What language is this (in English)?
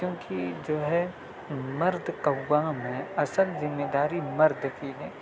Urdu